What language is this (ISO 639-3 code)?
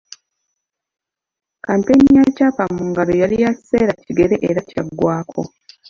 lug